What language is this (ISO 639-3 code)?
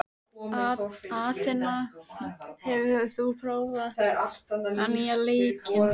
isl